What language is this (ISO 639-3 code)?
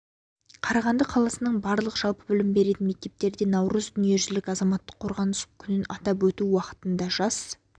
kaz